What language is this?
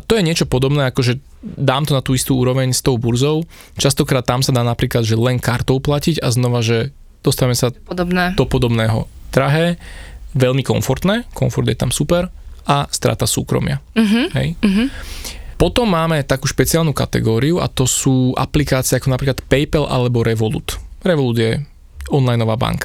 Slovak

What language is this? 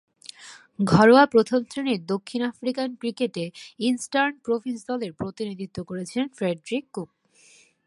Bangla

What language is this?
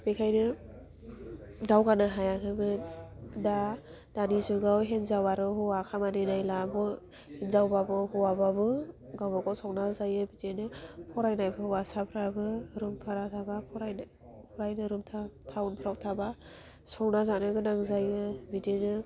Bodo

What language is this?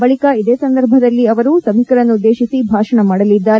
Kannada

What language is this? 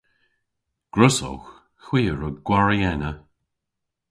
Cornish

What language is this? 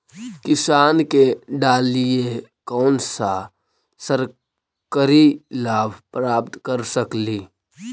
Magahi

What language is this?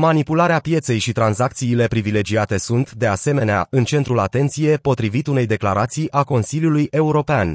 Romanian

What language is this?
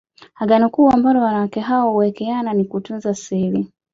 Swahili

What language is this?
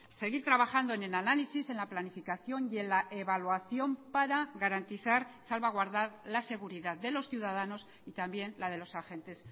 Spanish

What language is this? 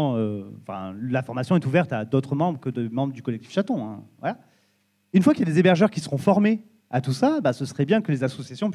French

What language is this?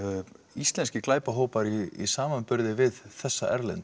Icelandic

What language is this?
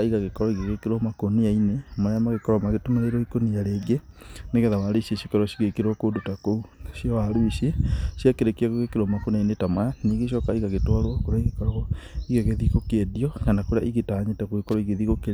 Kikuyu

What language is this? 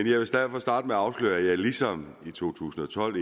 Danish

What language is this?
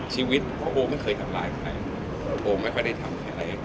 Thai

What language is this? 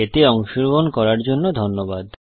Bangla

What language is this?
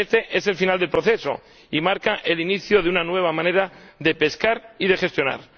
Spanish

